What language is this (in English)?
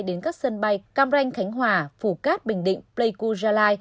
Vietnamese